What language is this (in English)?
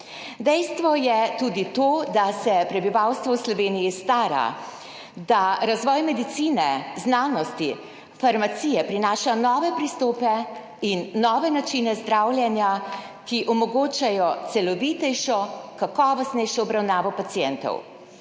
Slovenian